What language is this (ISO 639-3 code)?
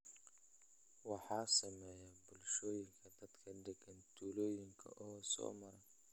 som